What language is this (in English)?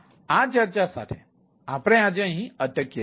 Gujarati